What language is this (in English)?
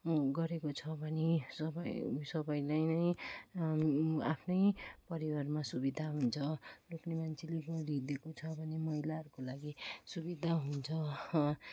Nepali